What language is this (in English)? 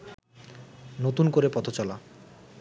Bangla